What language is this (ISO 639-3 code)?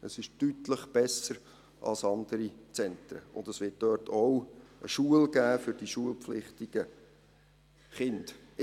gsw